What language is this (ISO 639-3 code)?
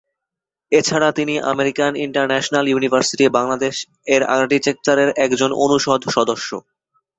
ben